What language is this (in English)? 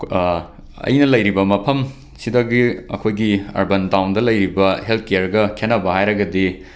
Manipuri